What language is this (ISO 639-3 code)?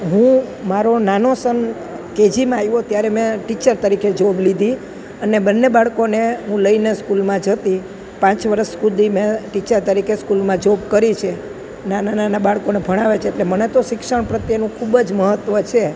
guj